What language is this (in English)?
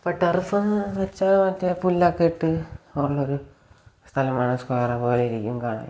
Malayalam